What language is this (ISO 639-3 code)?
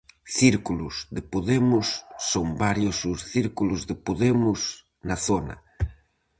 glg